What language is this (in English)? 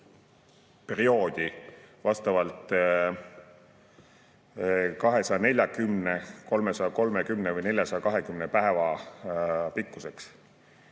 Estonian